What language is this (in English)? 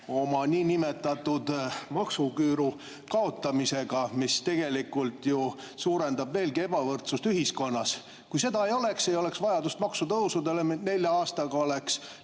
Estonian